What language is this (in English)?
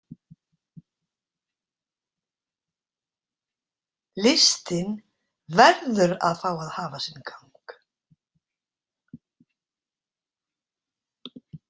Icelandic